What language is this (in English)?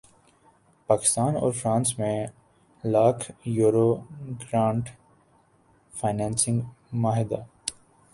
Urdu